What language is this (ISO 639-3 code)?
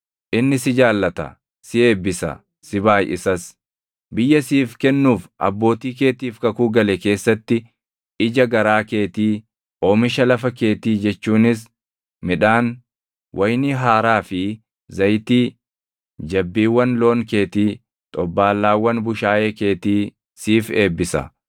orm